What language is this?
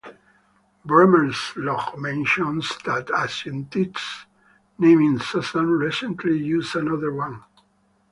English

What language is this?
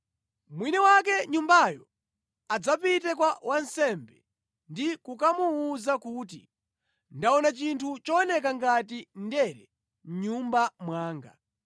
Nyanja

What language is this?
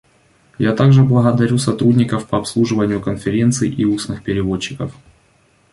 Russian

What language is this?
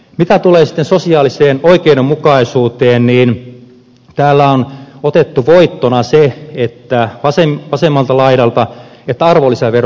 Finnish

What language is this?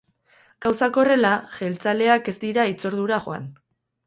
Basque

